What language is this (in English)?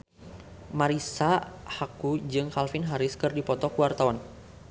Sundanese